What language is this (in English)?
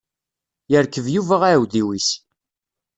Kabyle